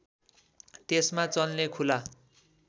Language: Nepali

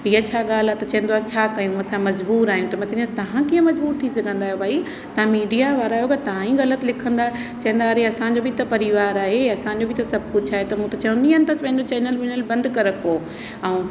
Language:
Sindhi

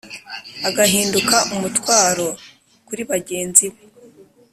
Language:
Kinyarwanda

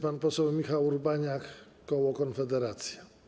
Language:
Polish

